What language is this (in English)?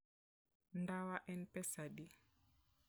Luo (Kenya and Tanzania)